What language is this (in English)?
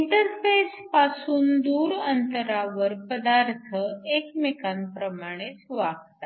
Marathi